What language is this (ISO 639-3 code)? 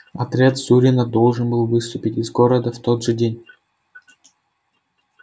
rus